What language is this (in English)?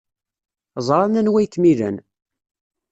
Kabyle